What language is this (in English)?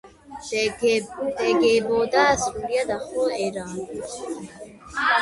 Georgian